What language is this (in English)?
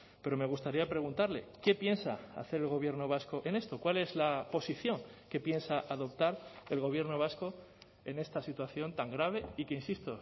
Spanish